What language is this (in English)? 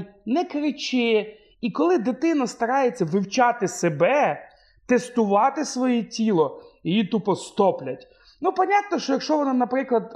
Ukrainian